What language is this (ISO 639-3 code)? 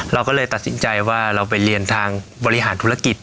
tha